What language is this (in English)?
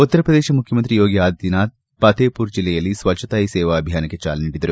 Kannada